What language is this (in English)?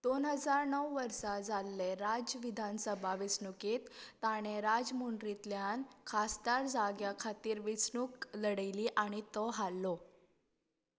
Konkani